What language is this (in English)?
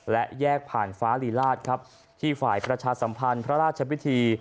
Thai